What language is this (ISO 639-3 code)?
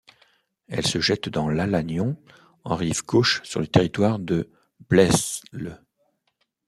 fra